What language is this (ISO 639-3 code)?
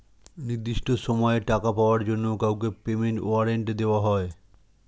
ben